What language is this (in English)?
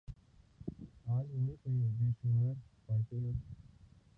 Urdu